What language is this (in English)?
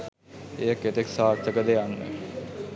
Sinhala